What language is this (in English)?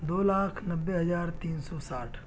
Urdu